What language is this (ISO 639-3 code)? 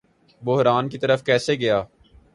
urd